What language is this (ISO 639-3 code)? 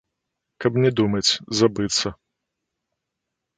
bel